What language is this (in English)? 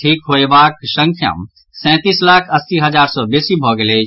Maithili